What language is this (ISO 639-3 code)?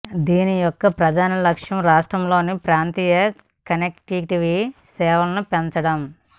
tel